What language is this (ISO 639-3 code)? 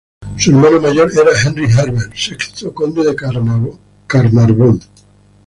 spa